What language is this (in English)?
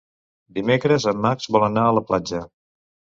Catalan